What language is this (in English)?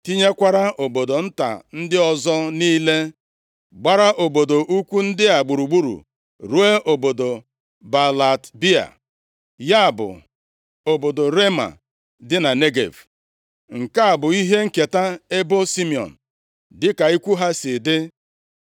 Igbo